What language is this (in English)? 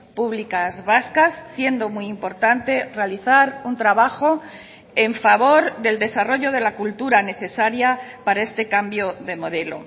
Spanish